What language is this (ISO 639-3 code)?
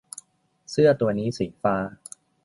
tha